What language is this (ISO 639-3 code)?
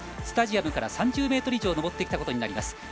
jpn